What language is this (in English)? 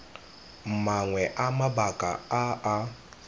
Tswana